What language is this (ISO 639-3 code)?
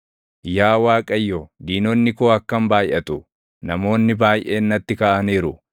orm